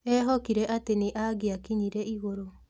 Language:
Kikuyu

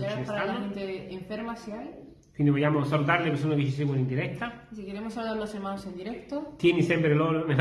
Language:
Italian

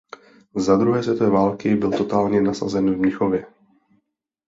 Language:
Czech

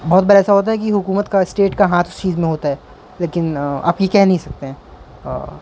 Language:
Urdu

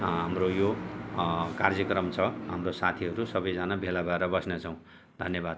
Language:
Nepali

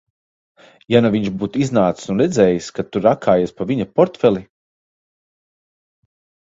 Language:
Latvian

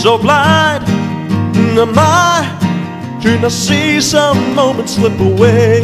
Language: English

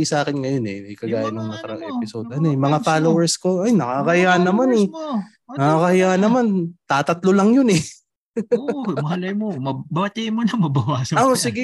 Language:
Filipino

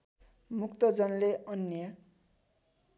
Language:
Nepali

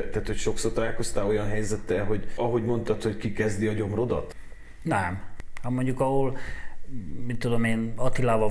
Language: Hungarian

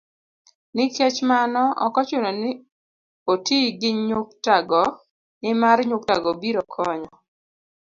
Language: Luo (Kenya and Tanzania)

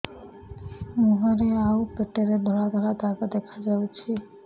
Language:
Odia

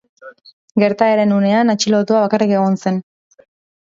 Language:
Basque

